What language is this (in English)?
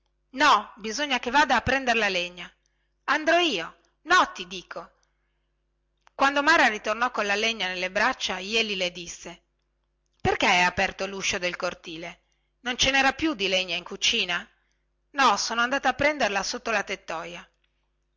Italian